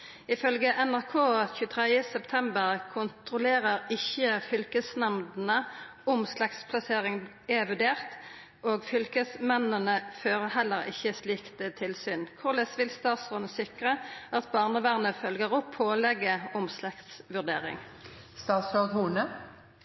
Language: Norwegian Nynorsk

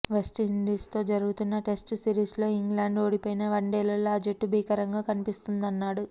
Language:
Telugu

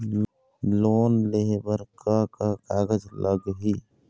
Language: Chhattisgarhi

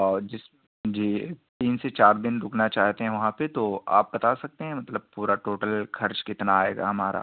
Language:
Urdu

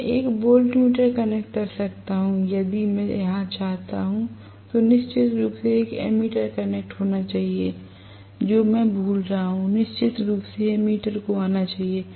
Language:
Hindi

